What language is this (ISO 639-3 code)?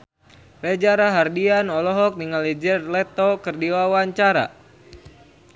sun